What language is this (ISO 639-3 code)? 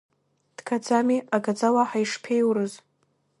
abk